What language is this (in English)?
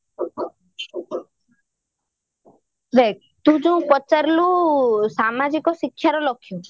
Odia